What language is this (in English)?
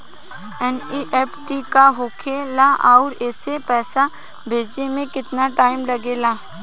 Bhojpuri